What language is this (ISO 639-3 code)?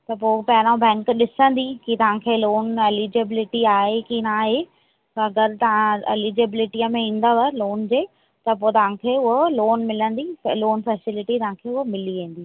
snd